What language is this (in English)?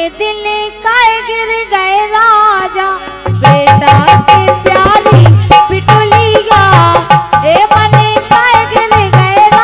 Hindi